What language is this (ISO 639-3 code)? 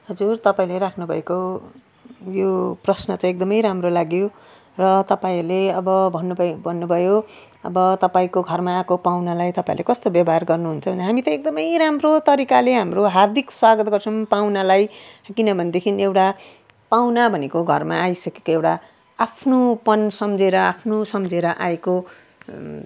nep